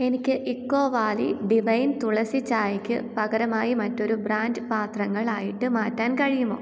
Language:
Malayalam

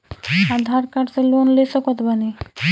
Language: Bhojpuri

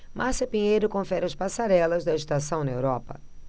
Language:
Portuguese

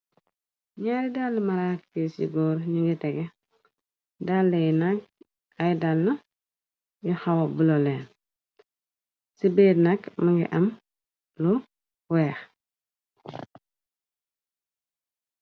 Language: Wolof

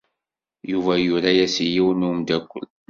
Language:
Kabyle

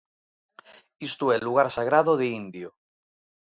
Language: Galician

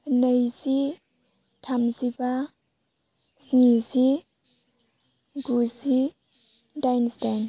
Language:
Bodo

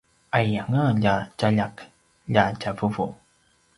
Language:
Paiwan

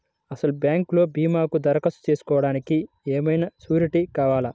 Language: Telugu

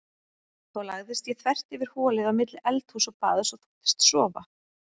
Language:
Icelandic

